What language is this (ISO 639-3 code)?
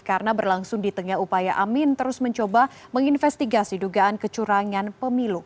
ind